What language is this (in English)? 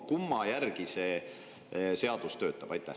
Estonian